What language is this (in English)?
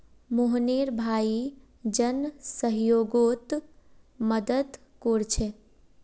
Magahi